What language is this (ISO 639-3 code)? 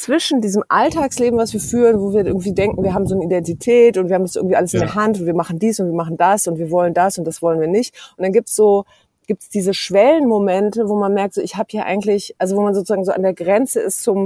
deu